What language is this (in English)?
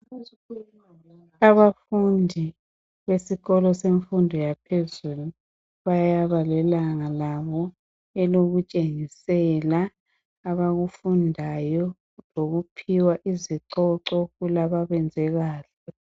North Ndebele